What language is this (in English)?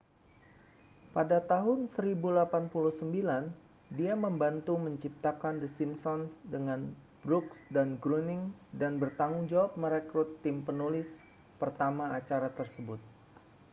Indonesian